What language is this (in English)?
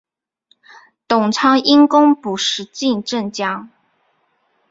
Chinese